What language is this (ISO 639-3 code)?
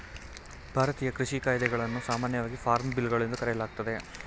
kan